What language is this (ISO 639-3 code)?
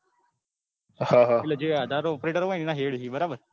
guj